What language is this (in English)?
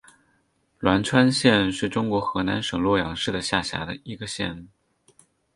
Chinese